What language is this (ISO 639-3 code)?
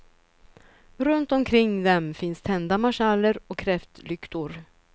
swe